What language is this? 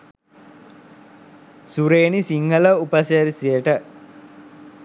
Sinhala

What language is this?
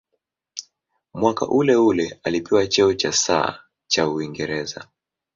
Swahili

